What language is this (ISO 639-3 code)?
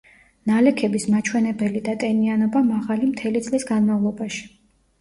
kat